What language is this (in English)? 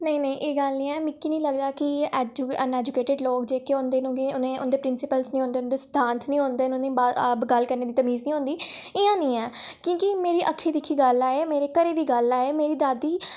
Dogri